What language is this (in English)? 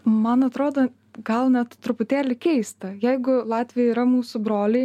Lithuanian